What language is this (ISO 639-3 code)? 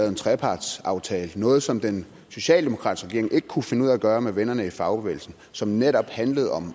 dan